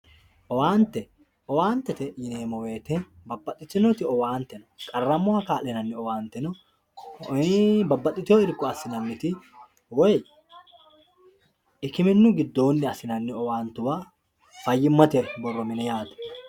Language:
Sidamo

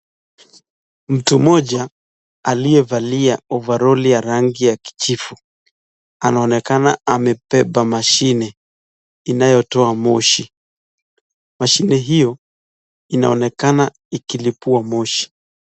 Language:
Swahili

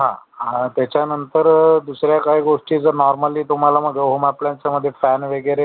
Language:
Marathi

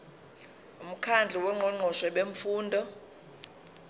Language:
Zulu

